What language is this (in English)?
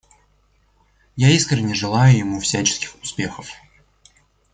Russian